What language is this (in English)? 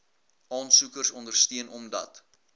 Afrikaans